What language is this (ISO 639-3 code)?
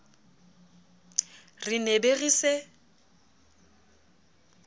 sot